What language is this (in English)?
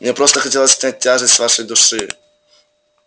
Russian